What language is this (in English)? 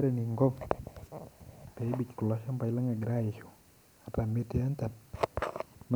Masai